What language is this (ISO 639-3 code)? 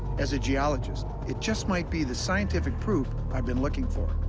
eng